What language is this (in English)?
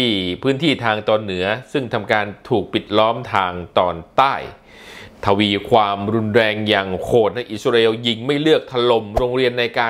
Thai